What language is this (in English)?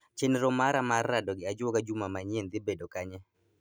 Luo (Kenya and Tanzania)